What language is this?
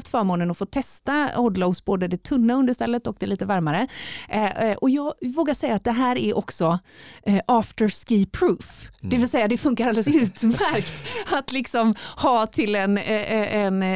Swedish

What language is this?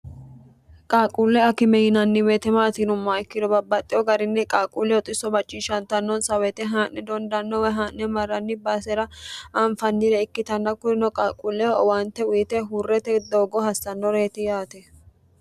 Sidamo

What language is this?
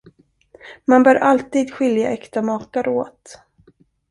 Swedish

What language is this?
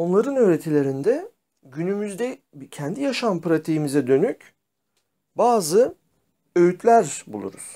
Turkish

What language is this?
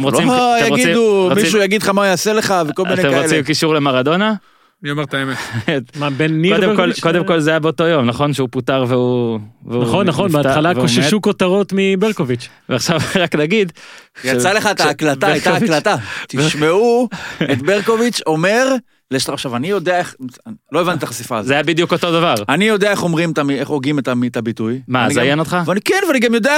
Hebrew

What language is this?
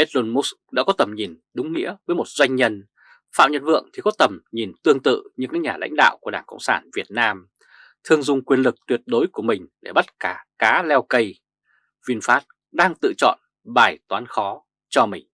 Vietnamese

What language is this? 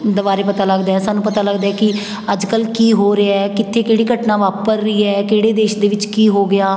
Punjabi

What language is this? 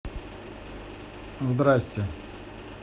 Russian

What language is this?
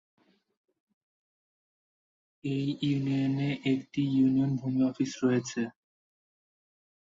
Bangla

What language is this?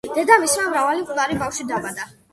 Georgian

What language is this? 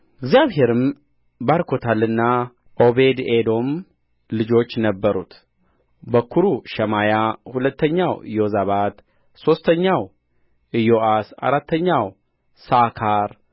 Amharic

